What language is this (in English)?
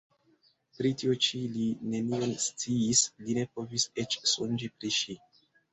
Esperanto